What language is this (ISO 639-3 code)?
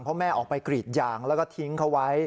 tha